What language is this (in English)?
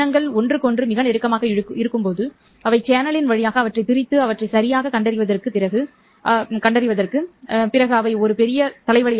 Tamil